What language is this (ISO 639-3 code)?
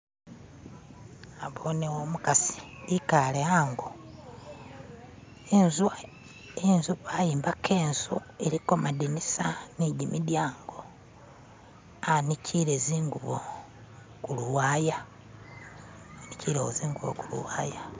myx